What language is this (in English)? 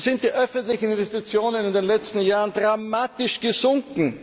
German